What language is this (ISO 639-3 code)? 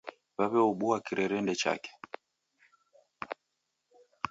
dav